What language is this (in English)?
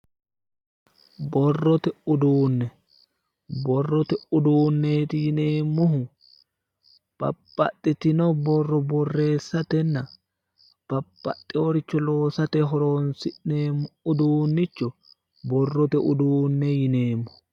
Sidamo